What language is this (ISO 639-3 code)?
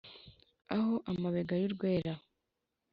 kin